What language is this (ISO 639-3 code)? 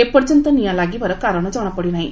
ori